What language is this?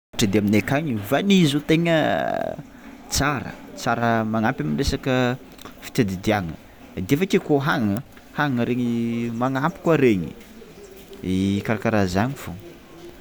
Tsimihety Malagasy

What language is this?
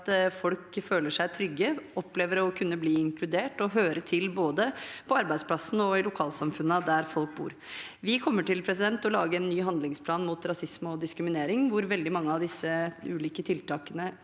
Norwegian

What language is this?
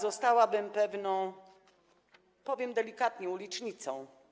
Polish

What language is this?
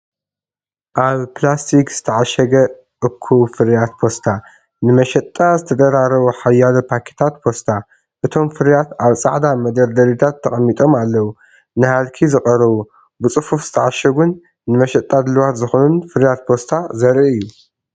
Tigrinya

